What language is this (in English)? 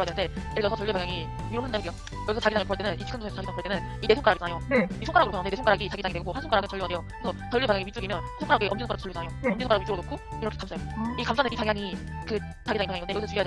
Korean